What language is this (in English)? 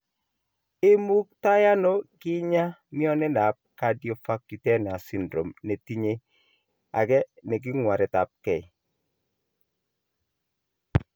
Kalenjin